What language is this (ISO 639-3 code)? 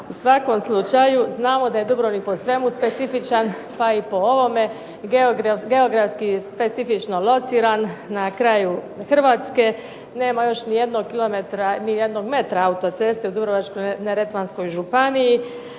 hrv